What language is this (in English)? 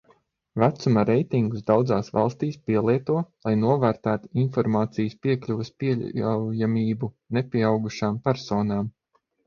Latvian